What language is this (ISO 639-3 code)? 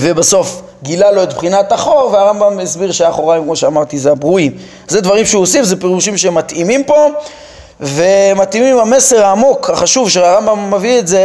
heb